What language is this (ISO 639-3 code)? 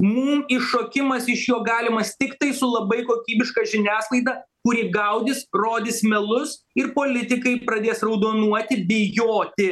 lit